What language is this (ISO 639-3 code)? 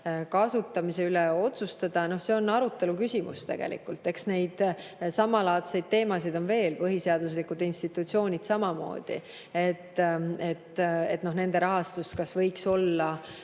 est